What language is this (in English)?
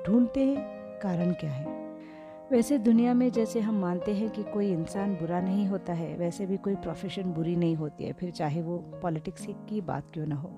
Hindi